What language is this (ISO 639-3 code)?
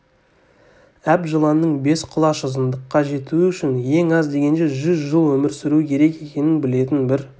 kaz